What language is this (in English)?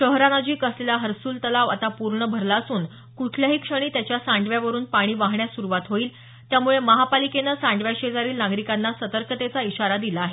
Marathi